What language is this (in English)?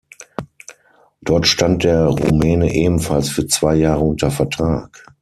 German